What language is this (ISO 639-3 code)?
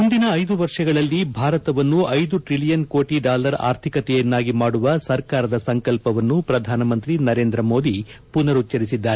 kan